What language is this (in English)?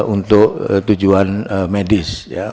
Indonesian